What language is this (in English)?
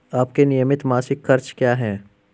Hindi